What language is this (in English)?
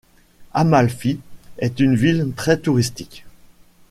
French